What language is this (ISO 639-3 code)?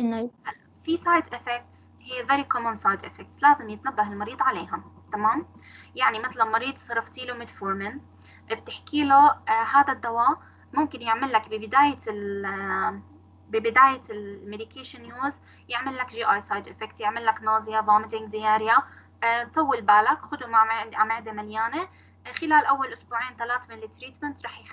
ara